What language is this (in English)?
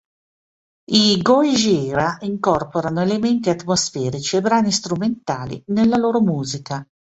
Italian